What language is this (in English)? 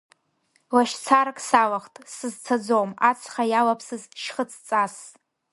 Abkhazian